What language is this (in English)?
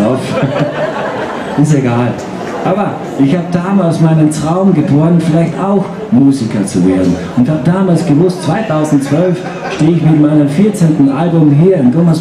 German